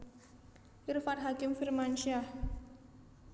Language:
Javanese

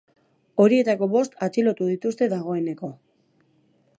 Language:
Basque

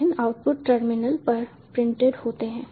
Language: Hindi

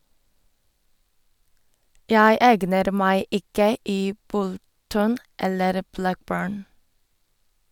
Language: Norwegian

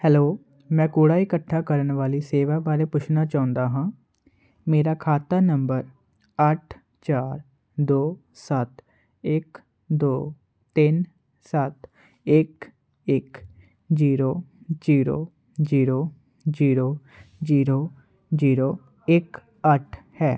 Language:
Punjabi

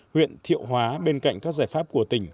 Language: Vietnamese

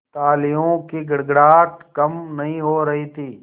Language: Hindi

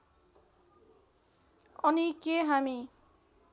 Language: Nepali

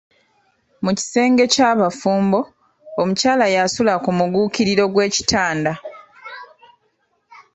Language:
Ganda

